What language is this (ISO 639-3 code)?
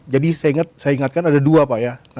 ind